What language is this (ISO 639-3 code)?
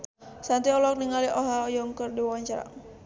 sun